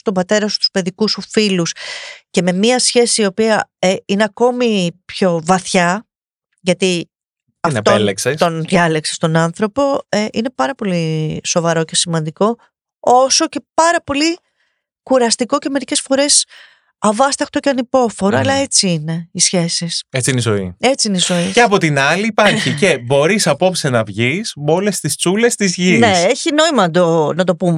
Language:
Greek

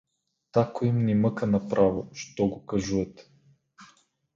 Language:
Bulgarian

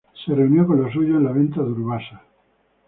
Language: Spanish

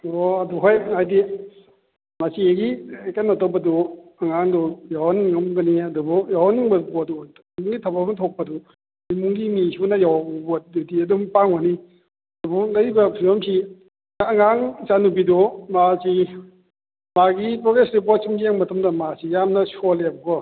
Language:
Manipuri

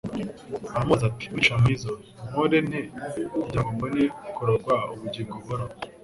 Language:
Kinyarwanda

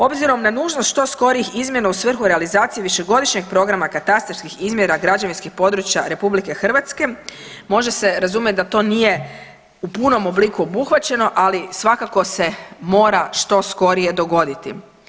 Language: Croatian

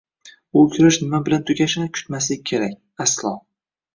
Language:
Uzbek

